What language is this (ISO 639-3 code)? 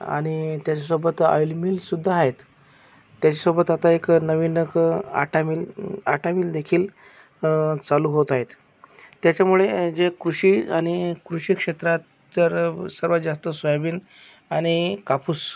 mar